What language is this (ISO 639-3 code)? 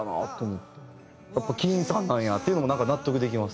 jpn